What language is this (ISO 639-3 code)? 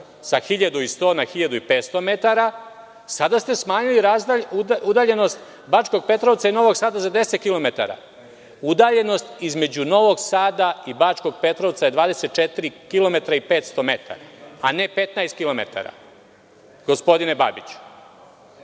srp